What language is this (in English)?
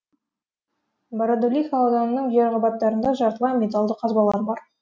Kazakh